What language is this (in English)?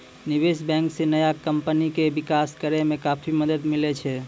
Maithili